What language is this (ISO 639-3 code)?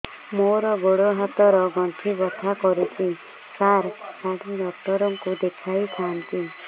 ori